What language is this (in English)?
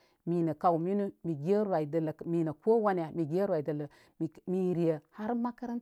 Koma